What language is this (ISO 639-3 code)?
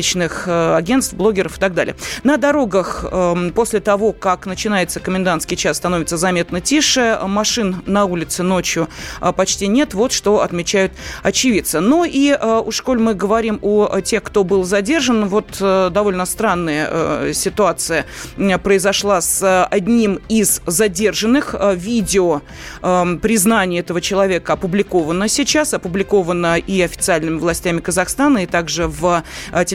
rus